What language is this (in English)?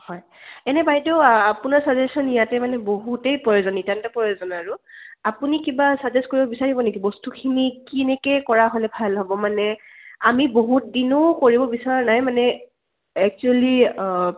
Assamese